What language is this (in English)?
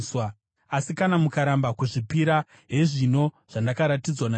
Shona